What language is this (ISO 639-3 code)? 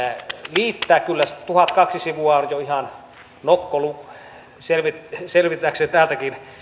fin